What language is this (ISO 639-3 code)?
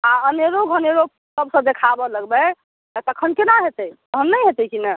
mai